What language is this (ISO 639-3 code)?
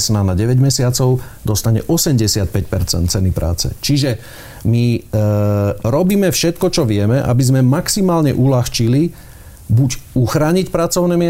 slk